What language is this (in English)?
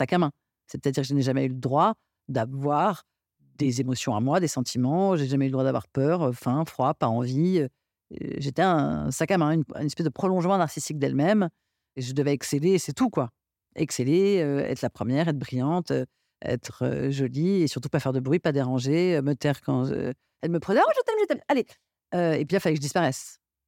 French